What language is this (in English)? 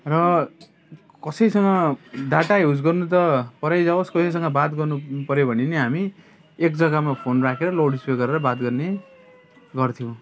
Nepali